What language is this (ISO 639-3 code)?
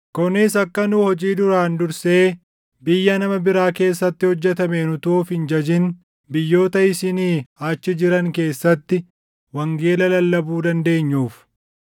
orm